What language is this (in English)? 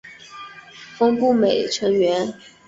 Chinese